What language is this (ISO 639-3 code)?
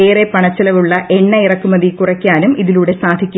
mal